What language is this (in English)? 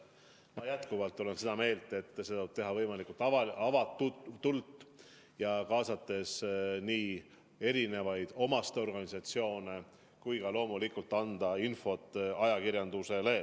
Estonian